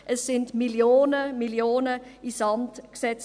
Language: Swiss German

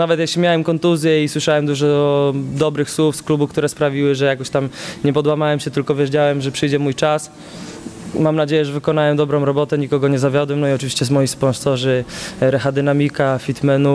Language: Polish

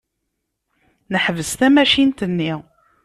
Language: Kabyle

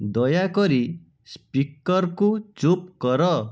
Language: Odia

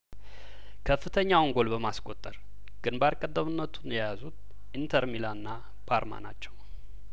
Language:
Amharic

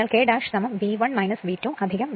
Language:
Malayalam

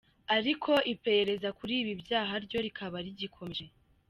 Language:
Kinyarwanda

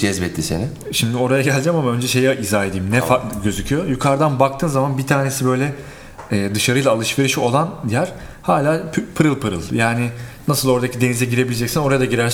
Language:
Turkish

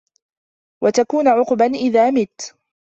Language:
Arabic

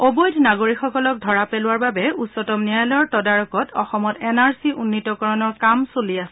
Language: Assamese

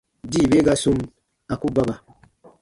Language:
Baatonum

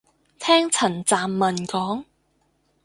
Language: Cantonese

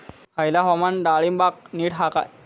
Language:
Marathi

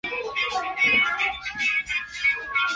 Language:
Chinese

